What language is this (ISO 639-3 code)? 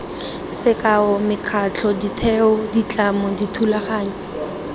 tsn